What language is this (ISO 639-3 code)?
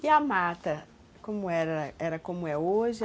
por